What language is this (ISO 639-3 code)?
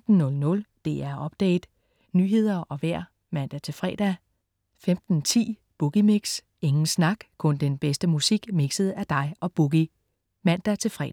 dan